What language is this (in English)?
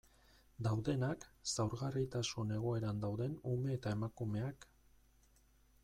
Basque